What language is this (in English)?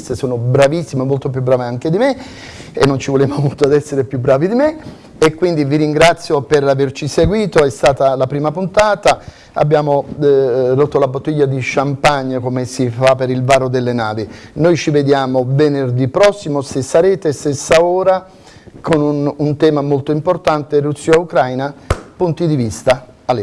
Italian